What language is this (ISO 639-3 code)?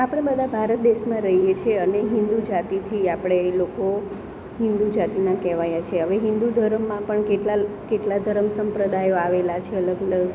guj